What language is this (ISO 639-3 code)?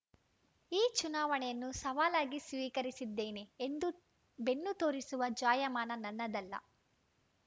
kan